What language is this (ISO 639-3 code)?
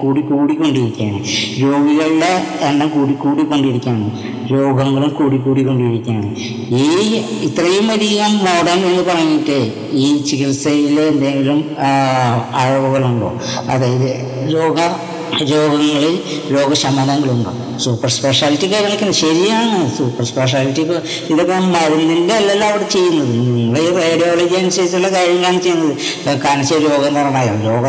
mal